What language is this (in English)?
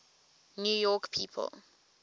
English